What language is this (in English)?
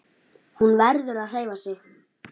Icelandic